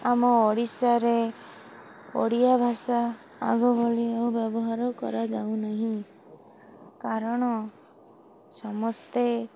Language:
Odia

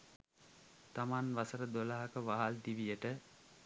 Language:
Sinhala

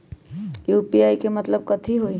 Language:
Magahi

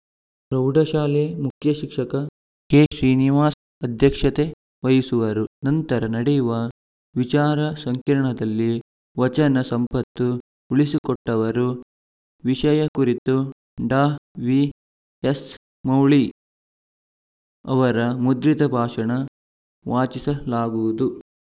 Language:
Kannada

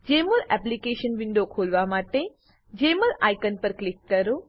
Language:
Gujarati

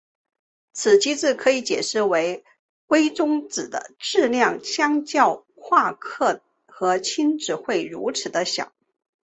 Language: Chinese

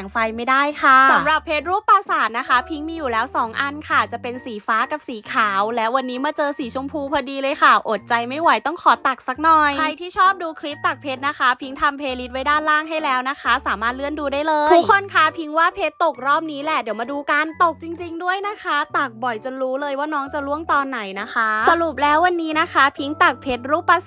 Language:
Thai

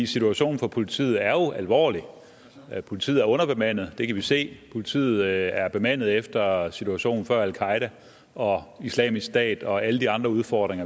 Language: Danish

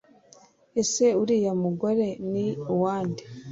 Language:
Kinyarwanda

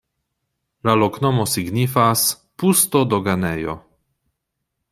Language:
Esperanto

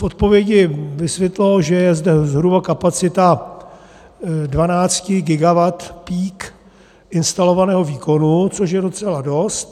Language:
Czech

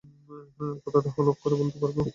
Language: Bangla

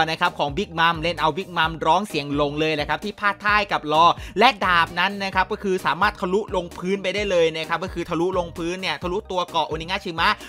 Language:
Thai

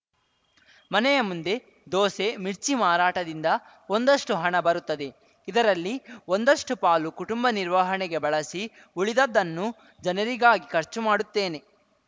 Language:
Kannada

